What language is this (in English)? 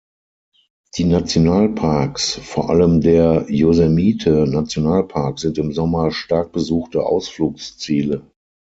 German